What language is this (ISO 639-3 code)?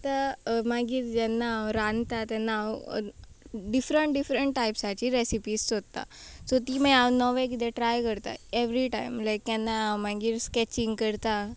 kok